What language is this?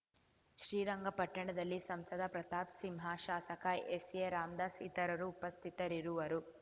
Kannada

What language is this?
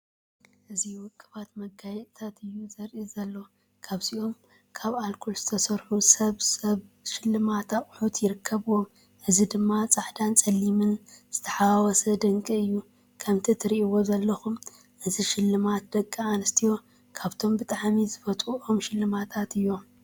Tigrinya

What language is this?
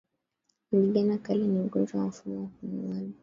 Swahili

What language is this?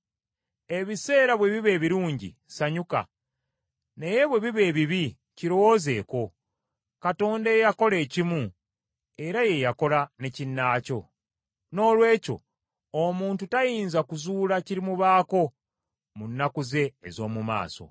Ganda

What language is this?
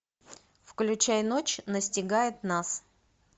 Russian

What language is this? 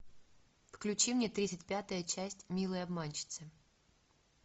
Russian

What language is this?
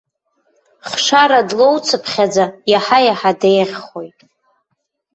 Abkhazian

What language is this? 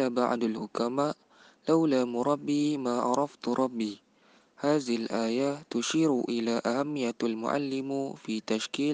Malay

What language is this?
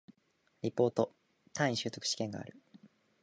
Japanese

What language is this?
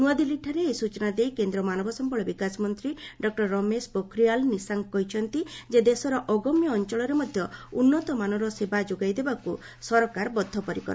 Odia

